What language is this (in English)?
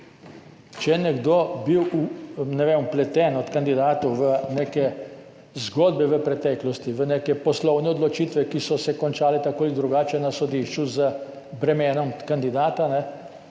Slovenian